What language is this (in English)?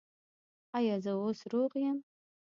Pashto